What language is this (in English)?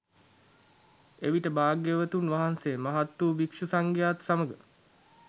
Sinhala